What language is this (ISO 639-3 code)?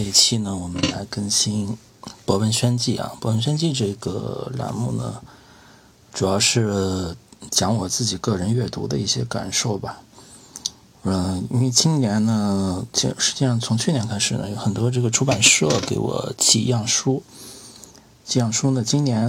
zho